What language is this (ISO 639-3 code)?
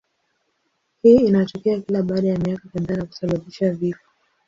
swa